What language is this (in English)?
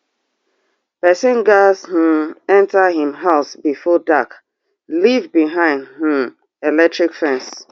Nigerian Pidgin